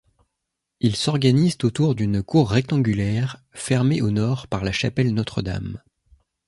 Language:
French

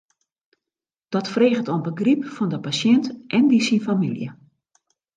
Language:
Western Frisian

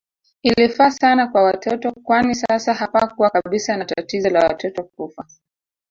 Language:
Swahili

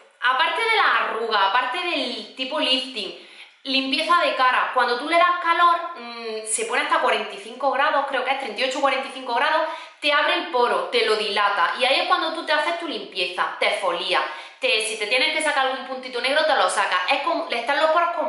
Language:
Spanish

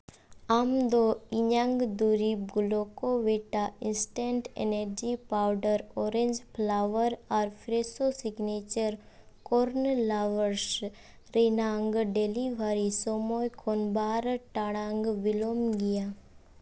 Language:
Santali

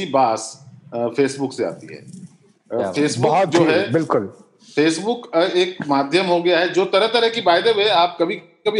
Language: Hindi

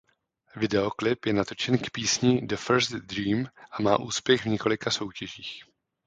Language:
Czech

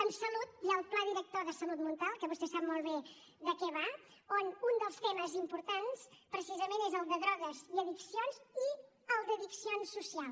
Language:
Catalan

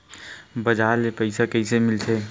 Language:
Chhattisgarhi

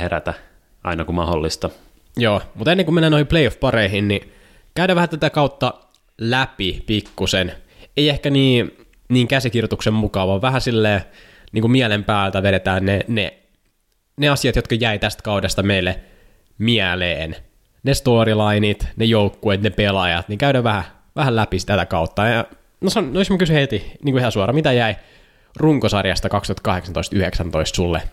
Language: Finnish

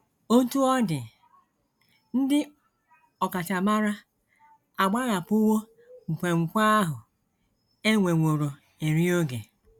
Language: Igbo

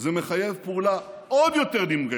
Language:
Hebrew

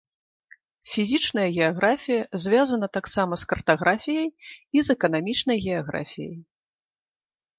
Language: Belarusian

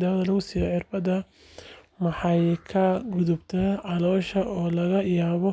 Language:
Somali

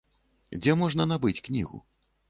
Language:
Belarusian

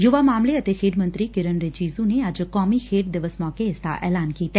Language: Punjabi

